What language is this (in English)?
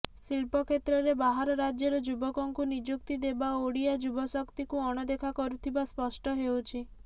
Odia